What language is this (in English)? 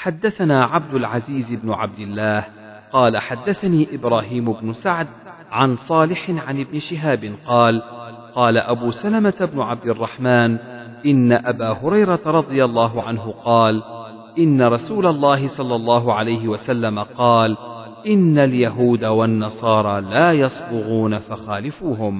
Arabic